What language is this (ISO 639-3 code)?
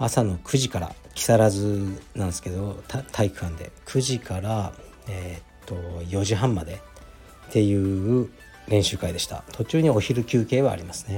jpn